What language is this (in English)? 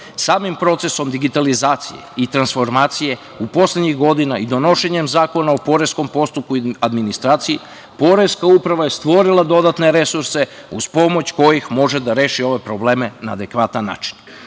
Serbian